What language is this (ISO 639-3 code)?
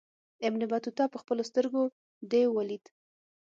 pus